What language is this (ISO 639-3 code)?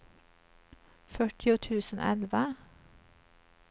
swe